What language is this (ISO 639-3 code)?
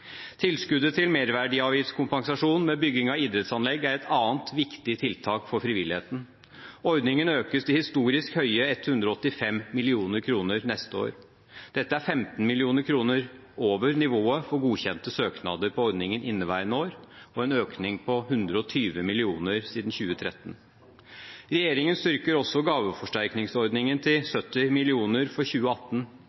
nob